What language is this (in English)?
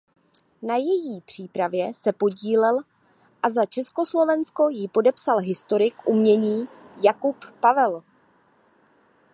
Czech